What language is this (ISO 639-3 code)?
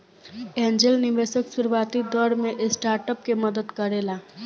bho